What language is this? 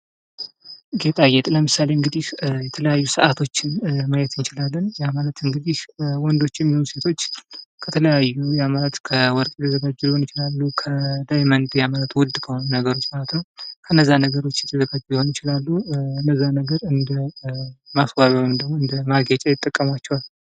Amharic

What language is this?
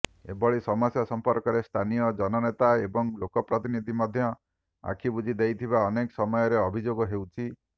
Odia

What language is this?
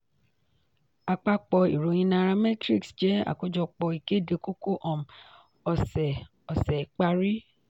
Yoruba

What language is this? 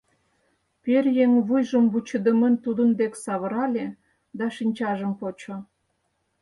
Mari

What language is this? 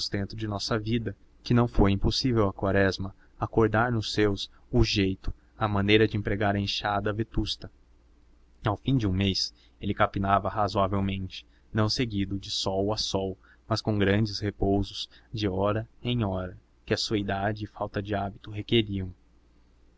Portuguese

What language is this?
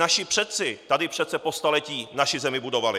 Czech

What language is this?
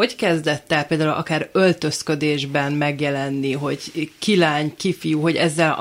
Hungarian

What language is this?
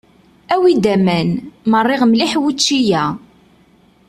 Kabyle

